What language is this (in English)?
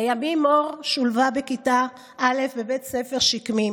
Hebrew